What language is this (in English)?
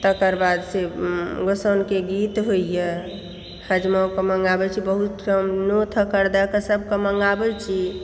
Maithili